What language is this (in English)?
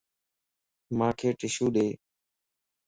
Lasi